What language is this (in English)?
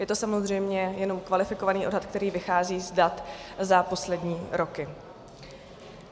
Czech